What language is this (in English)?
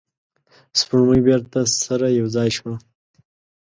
Pashto